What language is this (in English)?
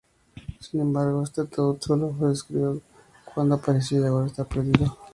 Spanish